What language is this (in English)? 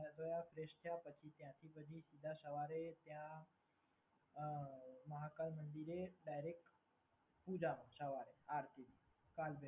Gujarati